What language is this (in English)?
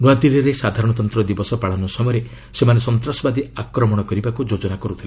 Odia